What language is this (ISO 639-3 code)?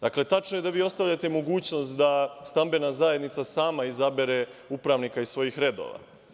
srp